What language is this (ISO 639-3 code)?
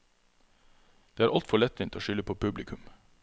nor